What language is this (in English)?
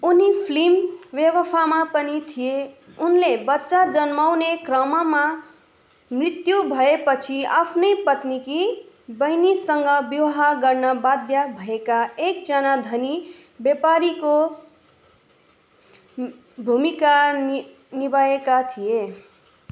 Nepali